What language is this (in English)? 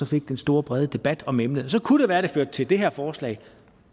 Danish